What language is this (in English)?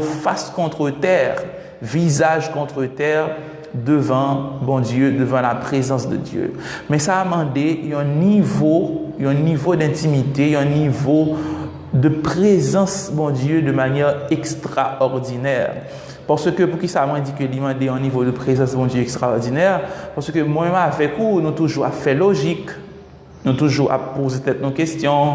French